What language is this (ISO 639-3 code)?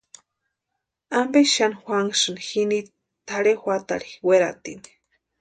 pua